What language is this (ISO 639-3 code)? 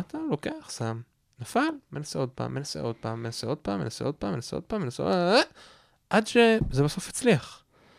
heb